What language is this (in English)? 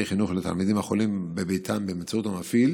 Hebrew